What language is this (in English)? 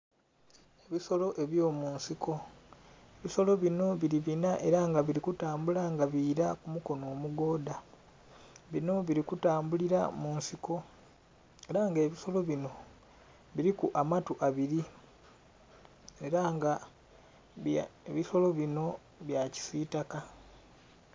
Soga